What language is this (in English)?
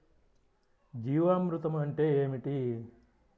Telugu